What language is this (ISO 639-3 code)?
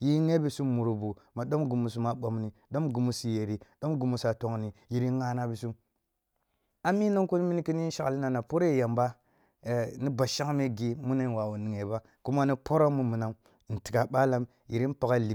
bbu